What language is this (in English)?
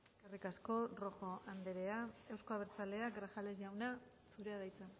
Basque